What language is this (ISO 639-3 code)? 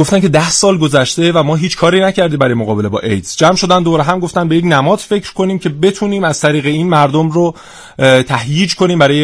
fas